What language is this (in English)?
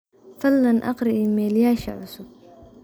Somali